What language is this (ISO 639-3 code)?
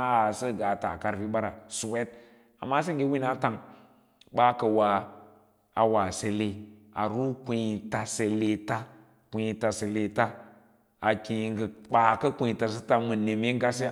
lla